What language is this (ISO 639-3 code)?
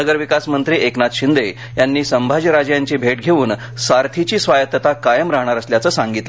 mar